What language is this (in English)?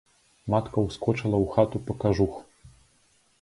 Belarusian